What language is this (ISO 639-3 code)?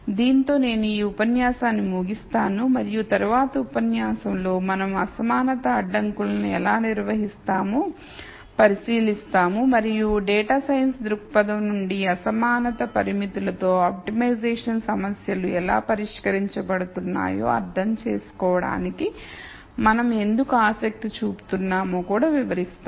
tel